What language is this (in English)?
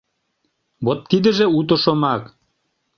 Mari